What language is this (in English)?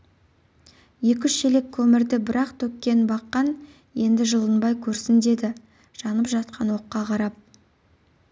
Kazakh